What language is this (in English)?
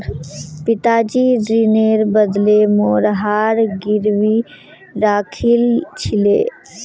Magahi